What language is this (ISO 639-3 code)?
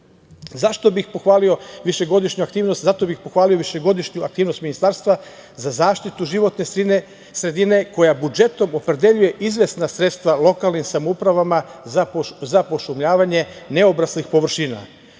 srp